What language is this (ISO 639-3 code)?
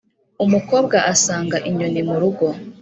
kin